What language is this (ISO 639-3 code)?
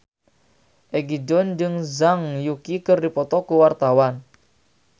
sun